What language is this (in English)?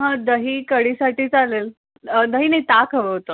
Marathi